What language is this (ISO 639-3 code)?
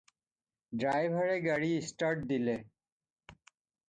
asm